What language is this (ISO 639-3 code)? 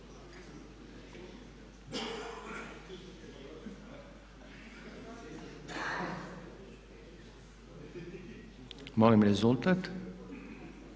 hrv